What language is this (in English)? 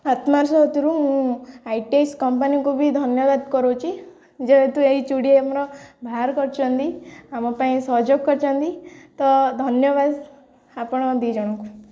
Odia